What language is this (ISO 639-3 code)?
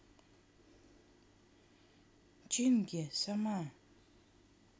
rus